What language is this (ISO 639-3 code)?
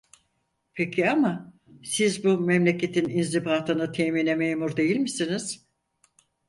tur